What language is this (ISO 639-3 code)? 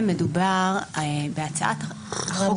heb